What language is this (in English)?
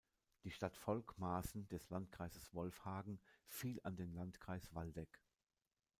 German